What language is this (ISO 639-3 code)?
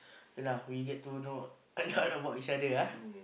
eng